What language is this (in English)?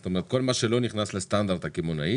Hebrew